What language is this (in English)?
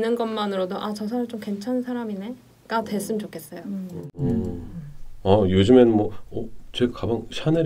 Korean